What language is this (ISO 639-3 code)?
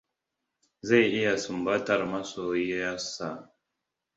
hau